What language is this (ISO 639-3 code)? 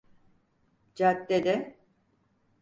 tur